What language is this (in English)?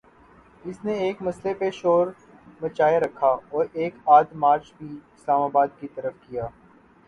Urdu